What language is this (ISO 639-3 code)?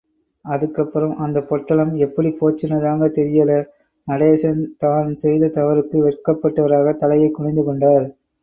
tam